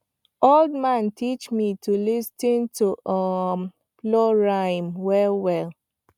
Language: Nigerian Pidgin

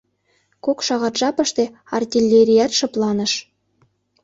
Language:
Mari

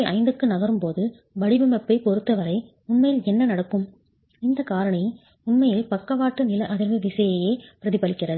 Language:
Tamil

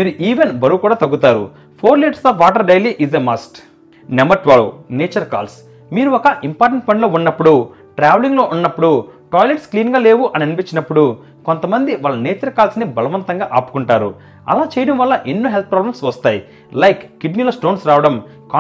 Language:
Telugu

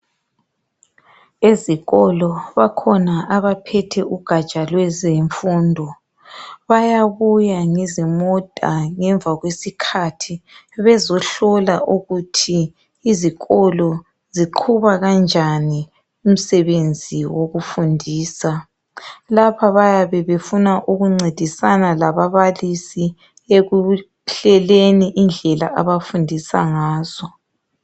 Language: North Ndebele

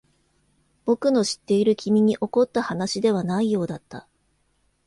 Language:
Japanese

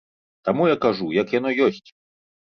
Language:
Belarusian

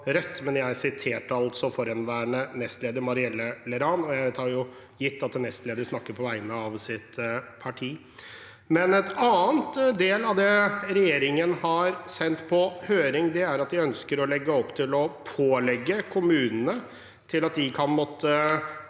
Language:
Norwegian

